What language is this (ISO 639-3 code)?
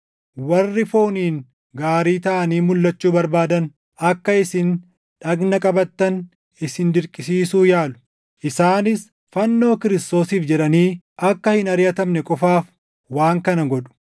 orm